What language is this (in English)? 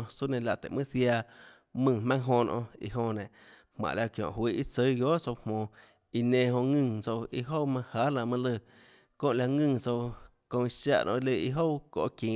Tlacoatzintepec Chinantec